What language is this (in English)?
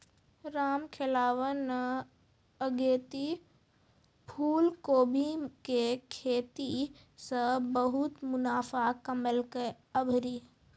Maithili